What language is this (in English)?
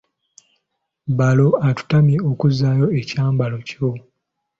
Ganda